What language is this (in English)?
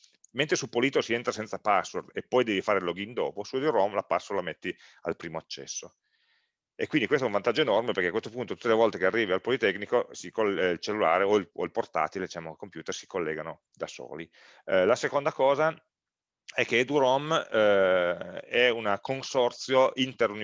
Italian